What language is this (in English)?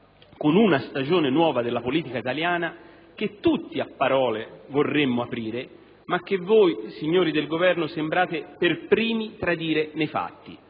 Italian